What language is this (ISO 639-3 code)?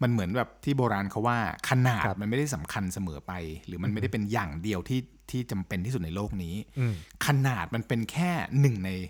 tha